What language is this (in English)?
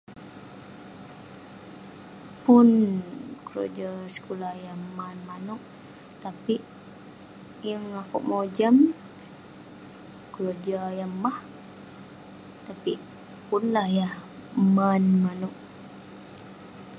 Western Penan